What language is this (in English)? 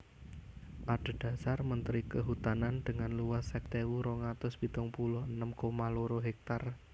Javanese